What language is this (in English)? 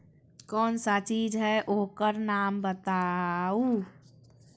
Magahi